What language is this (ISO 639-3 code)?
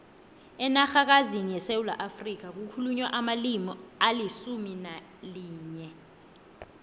nbl